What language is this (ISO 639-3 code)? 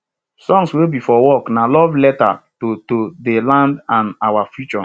pcm